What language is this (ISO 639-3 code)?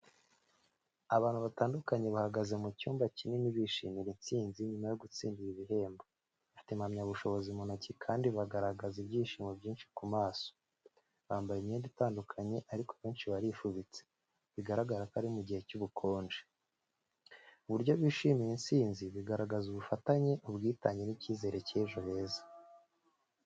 kin